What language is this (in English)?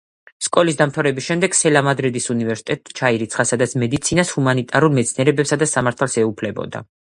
Georgian